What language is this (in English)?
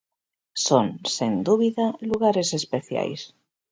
Galician